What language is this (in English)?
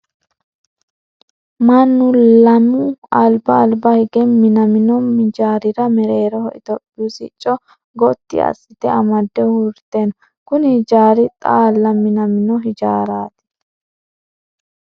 Sidamo